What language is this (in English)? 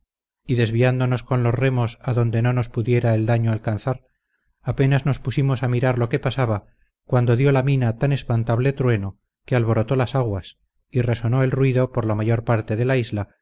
Spanish